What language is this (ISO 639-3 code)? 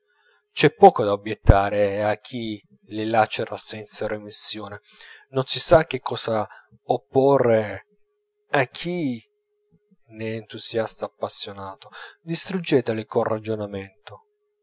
ita